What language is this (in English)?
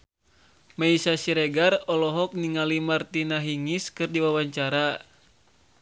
Sundanese